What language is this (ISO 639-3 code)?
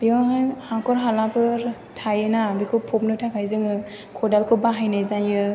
brx